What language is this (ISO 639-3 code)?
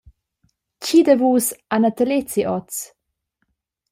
roh